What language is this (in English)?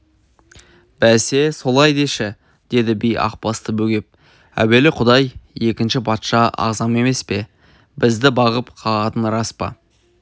Kazakh